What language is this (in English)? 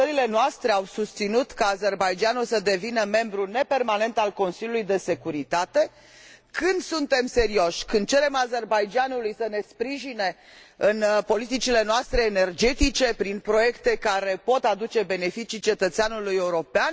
Romanian